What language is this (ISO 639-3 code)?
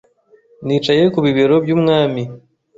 kin